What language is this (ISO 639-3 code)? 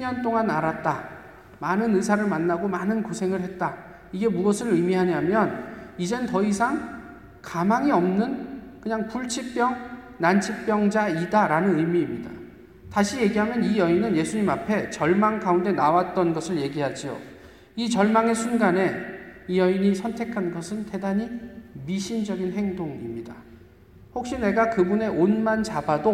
kor